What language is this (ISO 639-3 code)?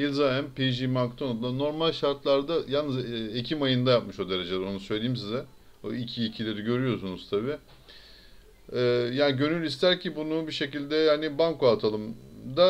tur